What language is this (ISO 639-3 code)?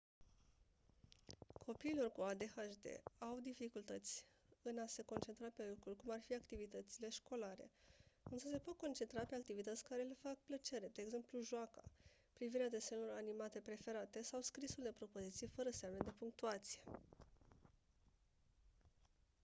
ron